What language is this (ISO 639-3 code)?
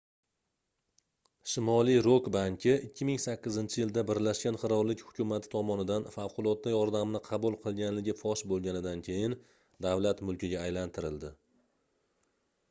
uzb